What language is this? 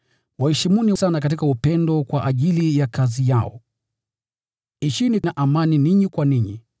Swahili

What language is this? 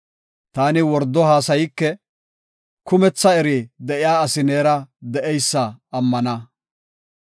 Gofa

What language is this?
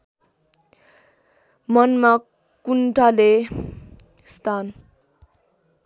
Nepali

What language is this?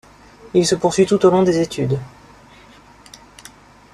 French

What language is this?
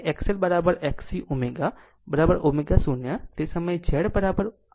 Gujarati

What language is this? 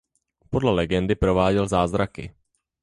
Czech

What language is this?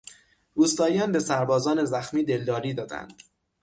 Persian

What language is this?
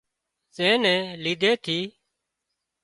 Wadiyara Koli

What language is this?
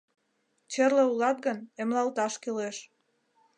Mari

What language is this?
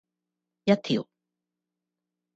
Cantonese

